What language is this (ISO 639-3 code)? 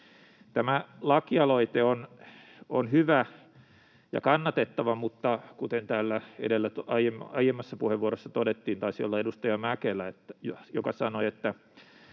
fin